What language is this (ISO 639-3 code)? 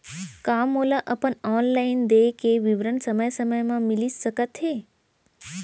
hne